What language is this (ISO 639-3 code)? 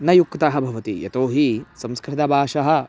san